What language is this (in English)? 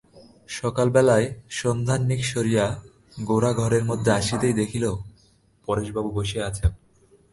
Bangla